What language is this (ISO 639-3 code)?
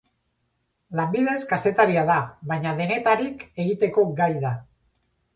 eus